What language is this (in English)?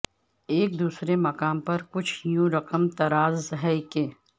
Urdu